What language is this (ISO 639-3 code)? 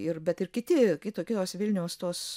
lit